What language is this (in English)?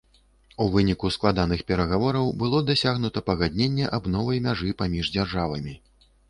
Belarusian